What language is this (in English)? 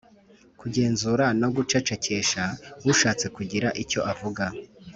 Kinyarwanda